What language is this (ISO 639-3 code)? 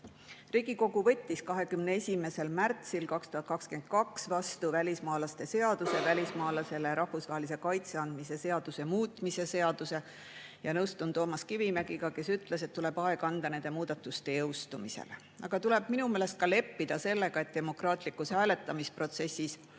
est